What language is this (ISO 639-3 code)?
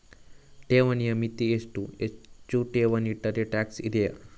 kan